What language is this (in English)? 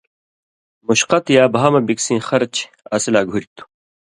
Indus Kohistani